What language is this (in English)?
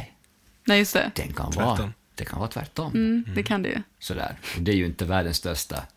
Swedish